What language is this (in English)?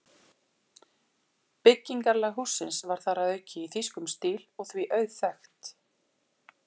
Icelandic